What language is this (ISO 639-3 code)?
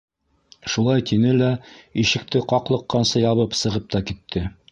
bak